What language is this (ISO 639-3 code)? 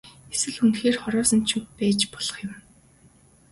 mon